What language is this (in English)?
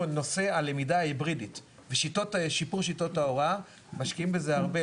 Hebrew